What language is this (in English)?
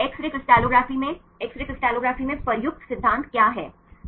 Hindi